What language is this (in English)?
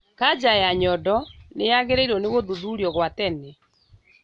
Kikuyu